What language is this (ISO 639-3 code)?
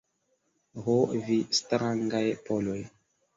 epo